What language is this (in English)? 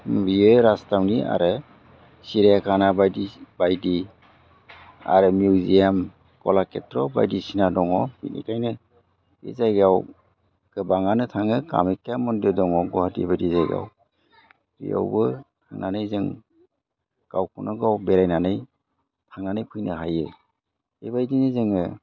Bodo